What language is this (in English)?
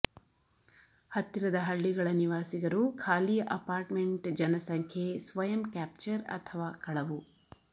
Kannada